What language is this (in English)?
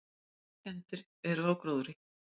Icelandic